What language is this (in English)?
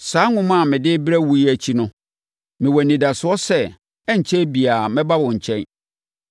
Akan